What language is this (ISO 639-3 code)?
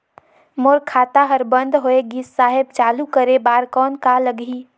hne